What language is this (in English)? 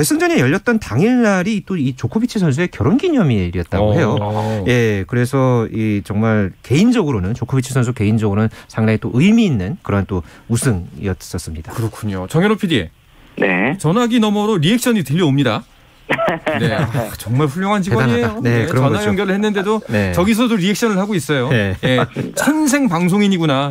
Korean